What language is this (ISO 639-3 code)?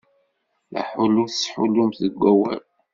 kab